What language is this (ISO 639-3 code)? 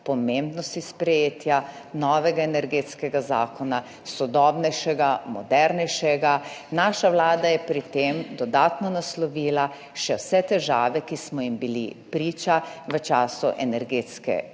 slv